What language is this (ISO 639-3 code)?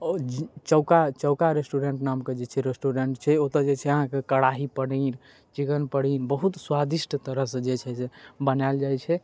mai